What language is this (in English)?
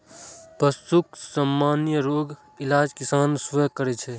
Maithili